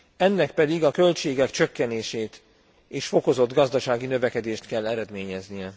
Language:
Hungarian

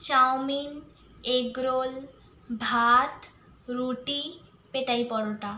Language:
Bangla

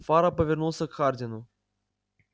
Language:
Russian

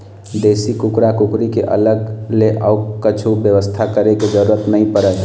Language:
Chhattisgarhi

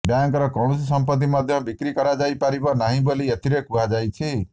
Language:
Odia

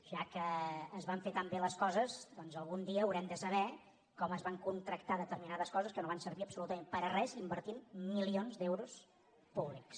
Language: Catalan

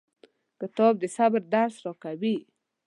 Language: Pashto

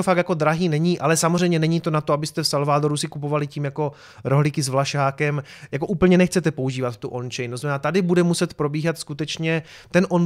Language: Czech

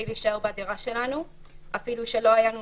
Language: Hebrew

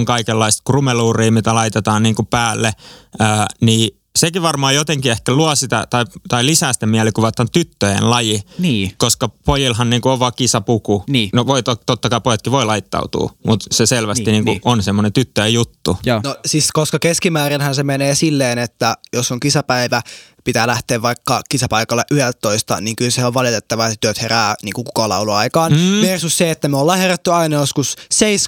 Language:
Finnish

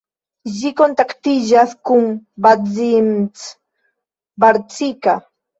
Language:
Esperanto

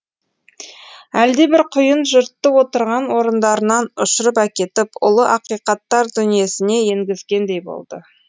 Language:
Kazakh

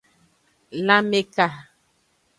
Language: Aja (Benin)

